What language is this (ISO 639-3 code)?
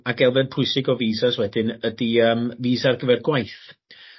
cym